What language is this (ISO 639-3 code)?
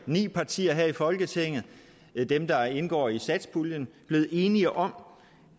dan